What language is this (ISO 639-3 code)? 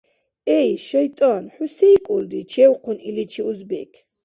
dar